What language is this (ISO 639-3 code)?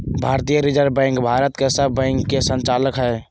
mag